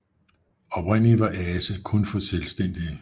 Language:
Danish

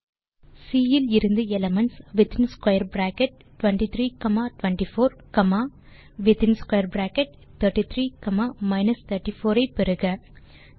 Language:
Tamil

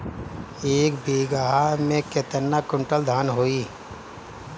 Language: Bhojpuri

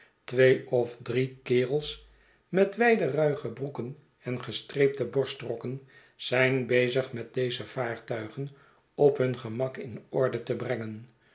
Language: Dutch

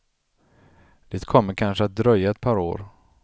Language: Swedish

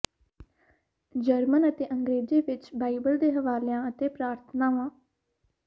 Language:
Punjabi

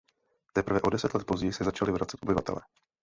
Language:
Czech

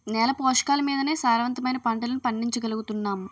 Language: Telugu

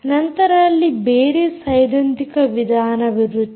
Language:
Kannada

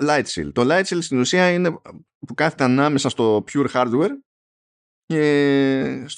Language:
Greek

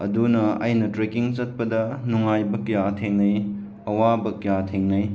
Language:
Manipuri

